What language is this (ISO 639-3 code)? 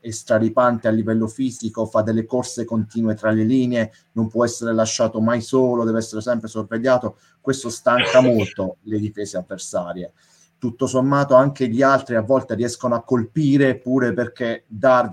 ita